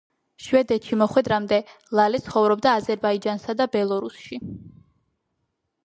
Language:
Georgian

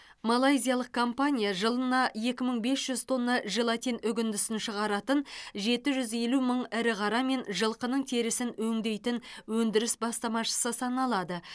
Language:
Kazakh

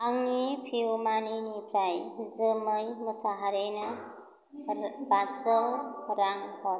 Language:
Bodo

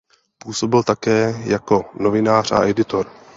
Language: Czech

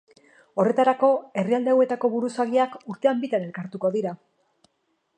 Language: Basque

